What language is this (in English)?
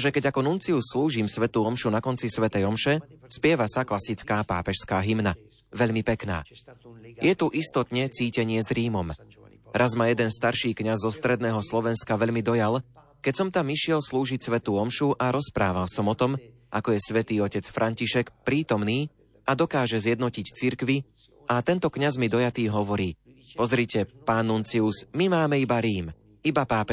Slovak